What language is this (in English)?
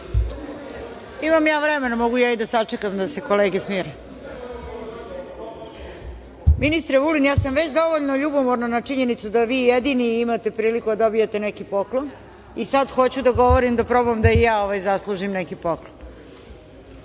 Serbian